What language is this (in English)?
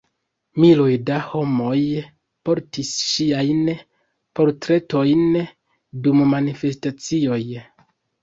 Esperanto